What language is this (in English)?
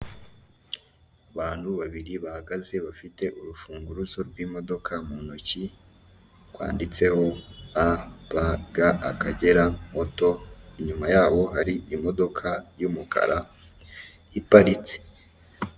Kinyarwanda